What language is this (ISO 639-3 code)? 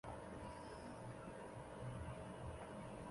zho